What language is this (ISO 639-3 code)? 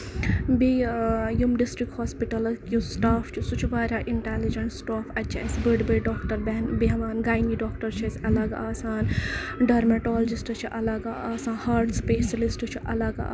kas